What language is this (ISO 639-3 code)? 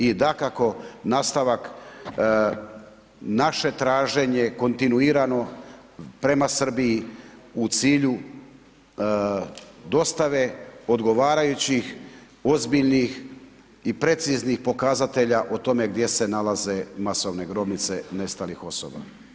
hrv